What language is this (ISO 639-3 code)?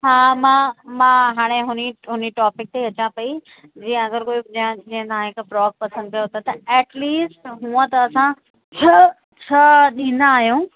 snd